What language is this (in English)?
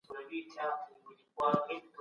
Pashto